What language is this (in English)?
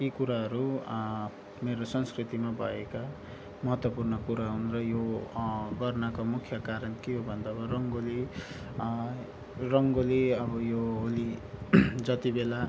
Nepali